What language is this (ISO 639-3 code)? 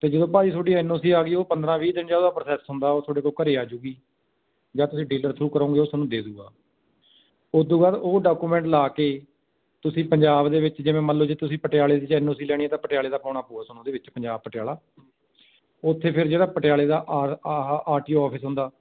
pan